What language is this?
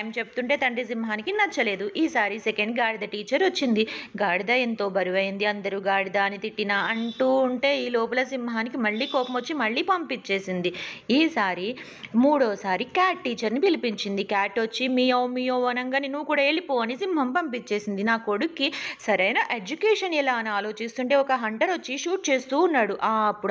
Telugu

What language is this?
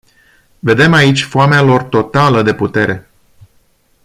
Romanian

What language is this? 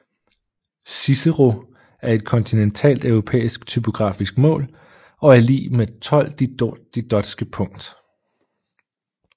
Danish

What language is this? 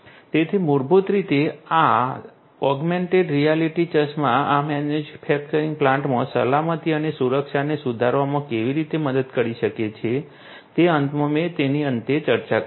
Gujarati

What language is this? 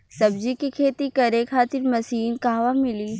Bhojpuri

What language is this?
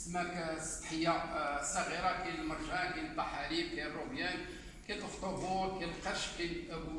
Arabic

